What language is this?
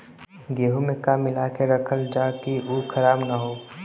Bhojpuri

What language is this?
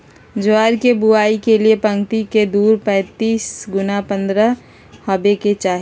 Magahi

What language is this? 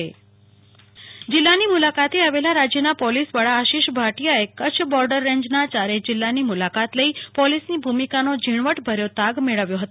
Gujarati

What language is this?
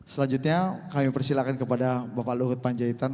Indonesian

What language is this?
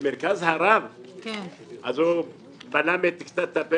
Hebrew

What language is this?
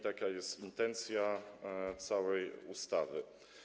Polish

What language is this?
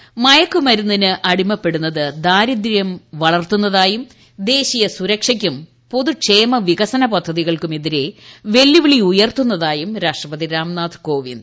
Malayalam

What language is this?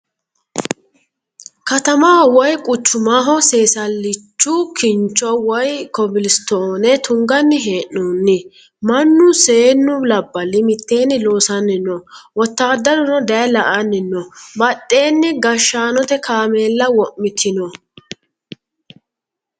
Sidamo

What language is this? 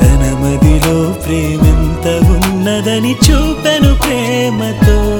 Telugu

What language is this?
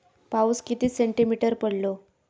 Marathi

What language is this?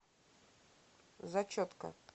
Russian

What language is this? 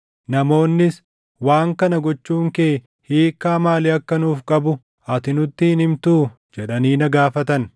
Oromo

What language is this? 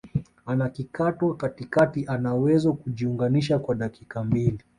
Swahili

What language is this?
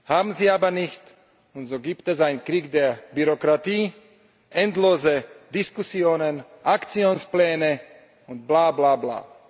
German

